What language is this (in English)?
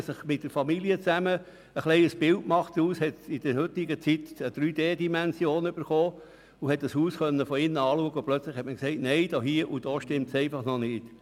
Swiss German